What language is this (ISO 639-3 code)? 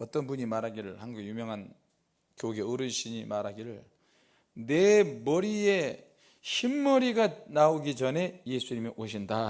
kor